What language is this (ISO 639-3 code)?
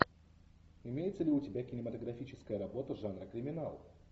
rus